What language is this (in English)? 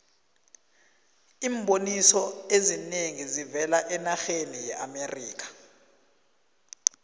South Ndebele